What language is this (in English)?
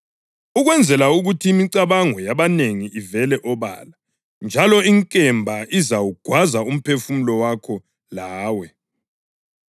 North Ndebele